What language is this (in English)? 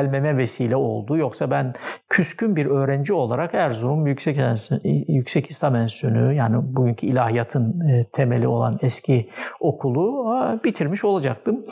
Turkish